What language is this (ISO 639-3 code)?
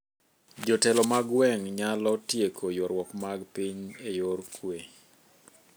luo